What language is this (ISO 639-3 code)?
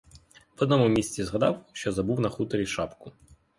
ukr